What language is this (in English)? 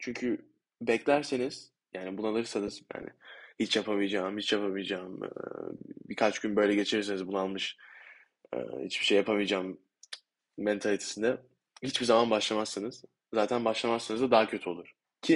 Turkish